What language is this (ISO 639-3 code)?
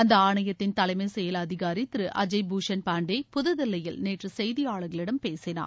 tam